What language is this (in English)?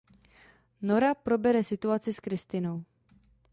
Czech